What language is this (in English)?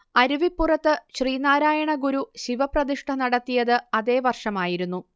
Malayalam